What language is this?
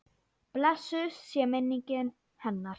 Icelandic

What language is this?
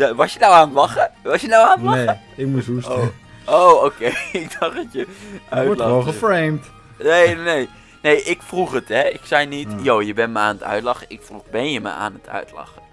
Dutch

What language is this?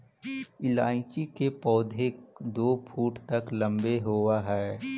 Magahi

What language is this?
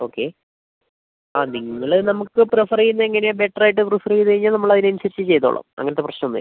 Malayalam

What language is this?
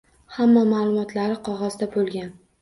Uzbek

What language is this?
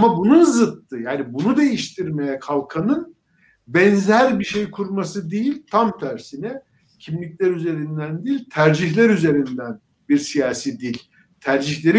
Turkish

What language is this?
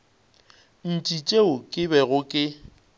Northern Sotho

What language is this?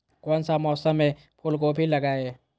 Magahi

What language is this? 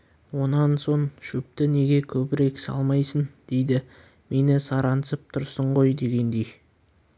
Kazakh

